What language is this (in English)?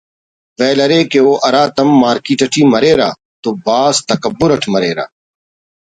Brahui